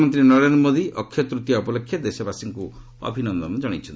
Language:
Odia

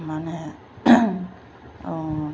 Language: Bodo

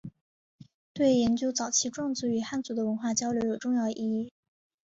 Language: Chinese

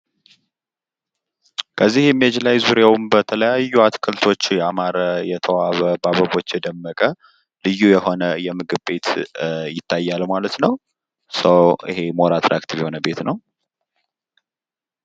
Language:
Amharic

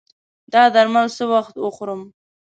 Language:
Pashto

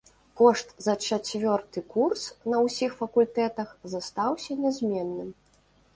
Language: Belarusian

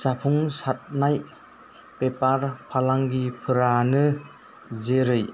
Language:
Bodo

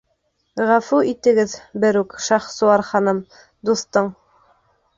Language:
Bashkir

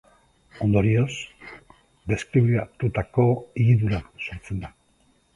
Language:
Basque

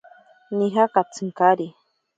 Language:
Ashéninka Perené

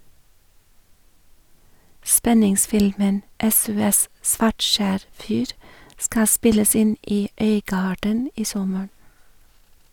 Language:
Norwegian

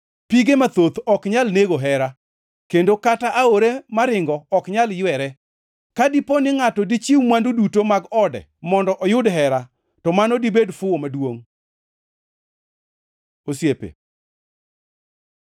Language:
Luo (Kenya and Tanzania)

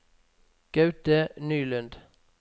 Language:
Norwegian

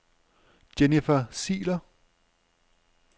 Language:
Danish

